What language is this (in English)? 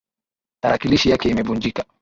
Swahili